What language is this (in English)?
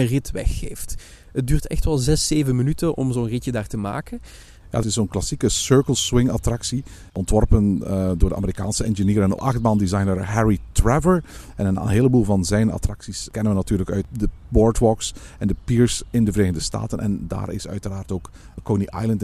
Dutch